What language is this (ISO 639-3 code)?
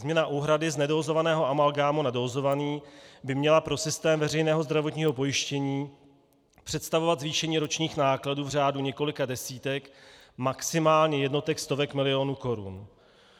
ces